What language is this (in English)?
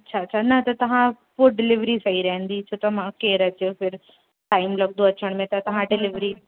Sindhi